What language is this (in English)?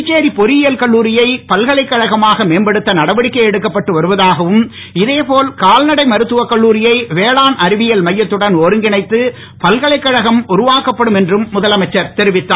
Tamil